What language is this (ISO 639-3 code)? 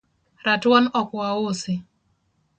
luo